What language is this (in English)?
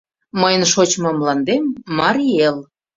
Mari